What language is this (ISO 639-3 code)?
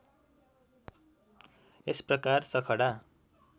nep